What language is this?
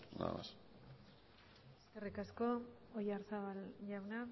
Basque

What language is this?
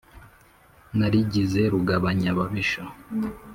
Kinyarwanda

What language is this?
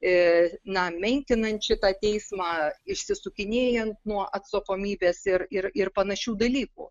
Lithuanian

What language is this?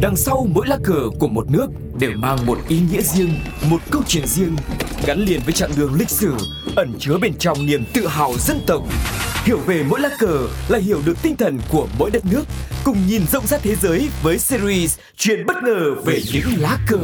Vietnamese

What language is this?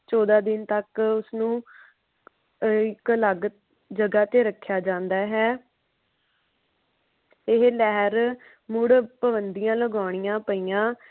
Punjabi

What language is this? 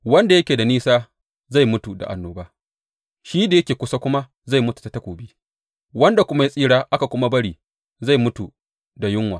Hausa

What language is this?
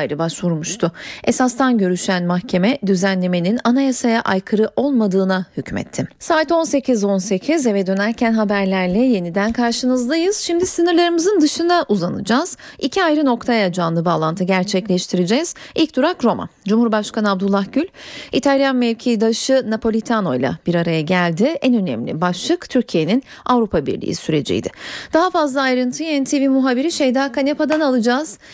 Turkish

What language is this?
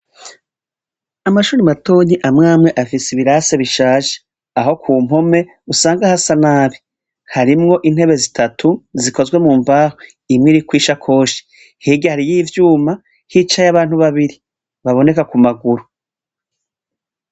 Rundi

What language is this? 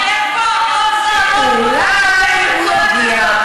Hebrew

